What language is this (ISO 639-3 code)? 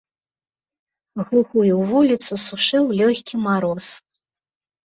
bel